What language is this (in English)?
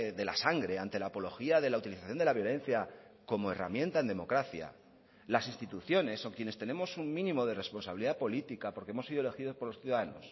Spanish